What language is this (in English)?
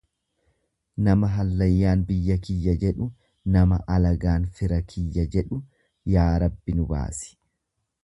Oromo